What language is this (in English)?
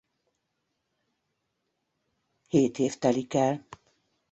Hungarian